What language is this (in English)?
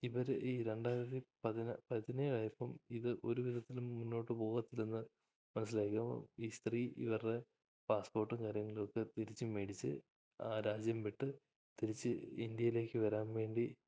Malayalam